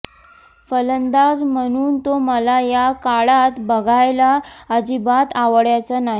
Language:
Marathi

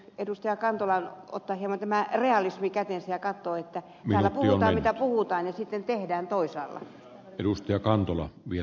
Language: Finnish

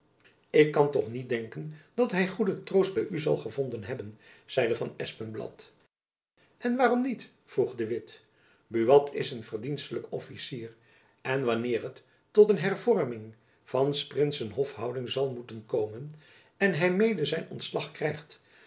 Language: Dutch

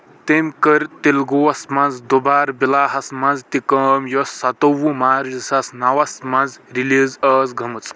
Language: Kashmiri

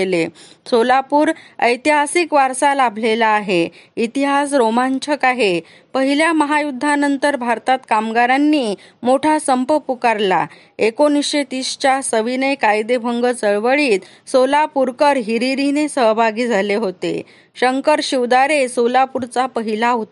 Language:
Marathi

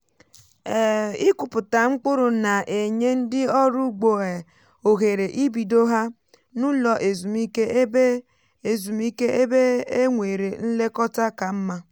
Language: Igbo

